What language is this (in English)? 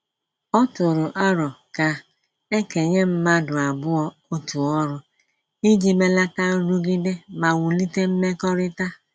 Igbo